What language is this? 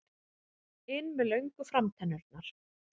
Icelandic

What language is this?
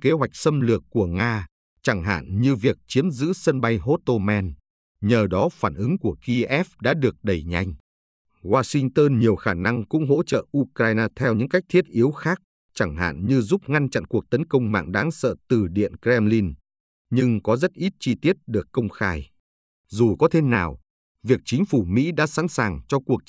Vietnamese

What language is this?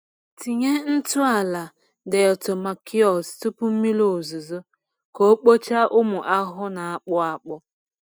Igbo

